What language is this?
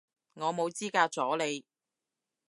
Cantonese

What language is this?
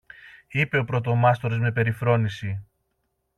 Greek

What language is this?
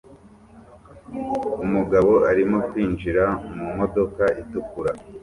Kinyarwanda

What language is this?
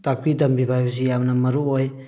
Manipuri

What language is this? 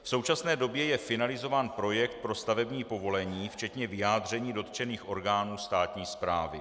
Czech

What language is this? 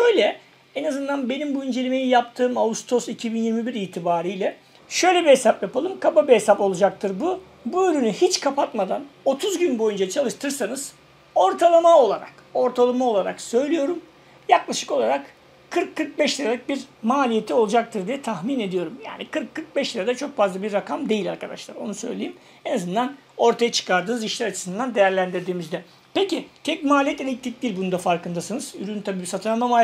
Turkish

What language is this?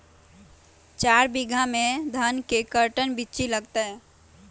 Magahi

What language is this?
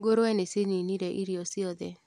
Kikuyu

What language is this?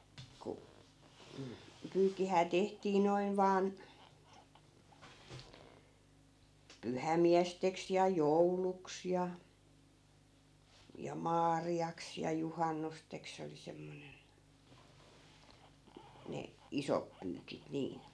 Finnish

